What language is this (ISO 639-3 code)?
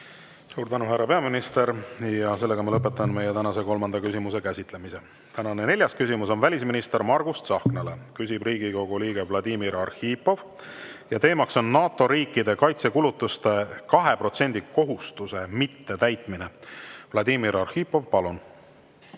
est